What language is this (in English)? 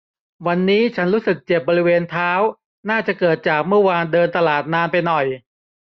Thai